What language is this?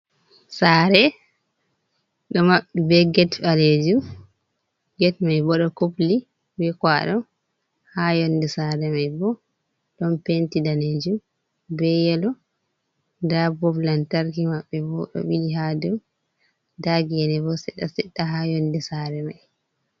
Fula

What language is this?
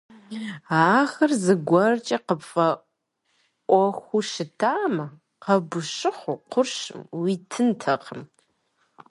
Kabardian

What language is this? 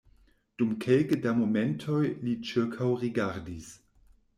Esperanto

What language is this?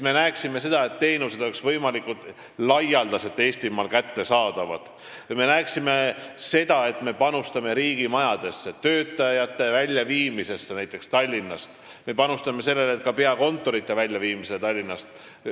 Estonian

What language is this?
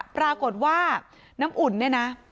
Thai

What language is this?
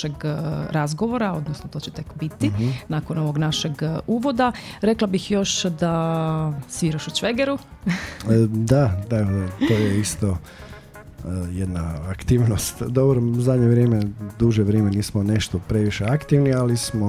Croatian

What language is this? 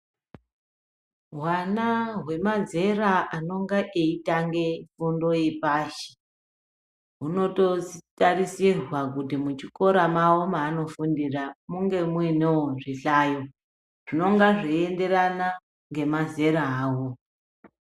Ndau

